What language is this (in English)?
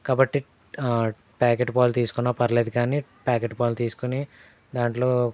Telugu